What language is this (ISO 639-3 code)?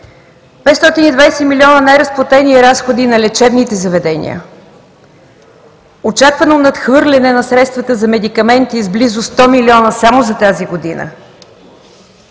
bul